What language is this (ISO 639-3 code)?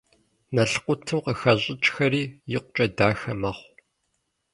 kbd